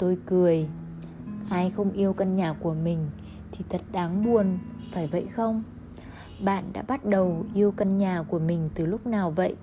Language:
Vietnamese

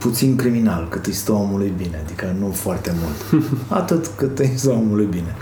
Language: Romanian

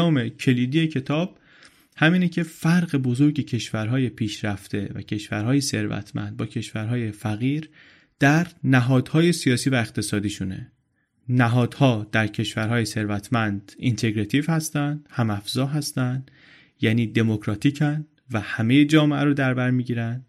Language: Persian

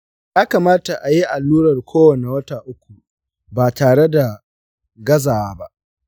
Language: Hausa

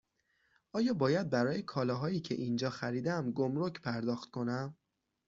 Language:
Persian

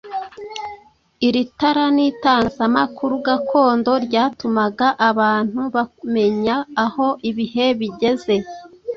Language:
Kinyarwanda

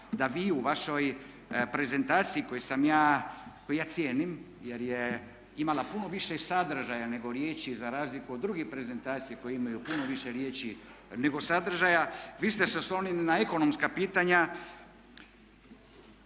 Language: Croatian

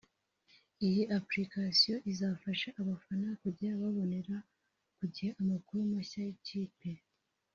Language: Kinyarwanda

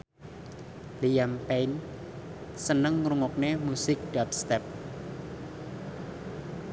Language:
Javanese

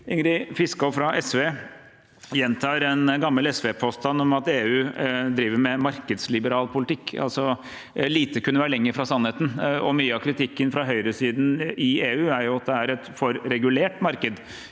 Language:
Norwegian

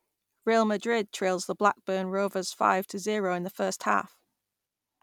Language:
English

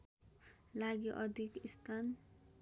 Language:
Nepali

